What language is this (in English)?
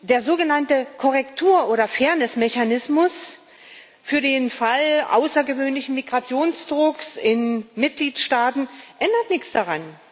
German